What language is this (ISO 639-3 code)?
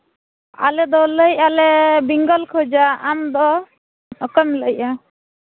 sat